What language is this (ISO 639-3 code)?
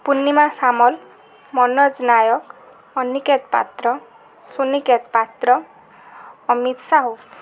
ori